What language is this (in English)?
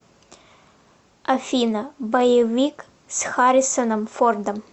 Russian